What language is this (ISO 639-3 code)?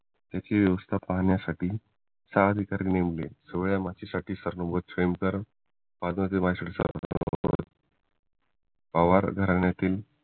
mar